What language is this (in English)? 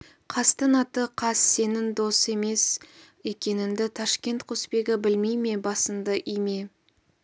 Kazakh